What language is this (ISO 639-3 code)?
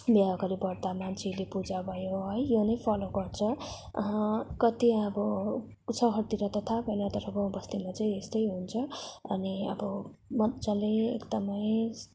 nep